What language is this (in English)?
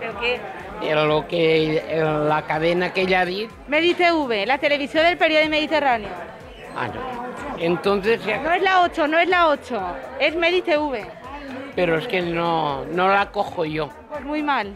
Spanish